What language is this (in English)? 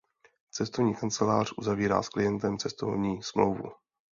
Czech